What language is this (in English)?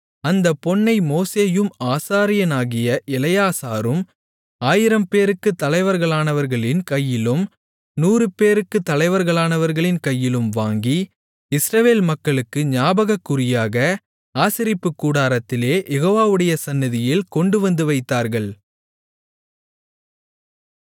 Tamil